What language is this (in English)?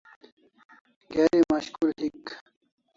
Kalasha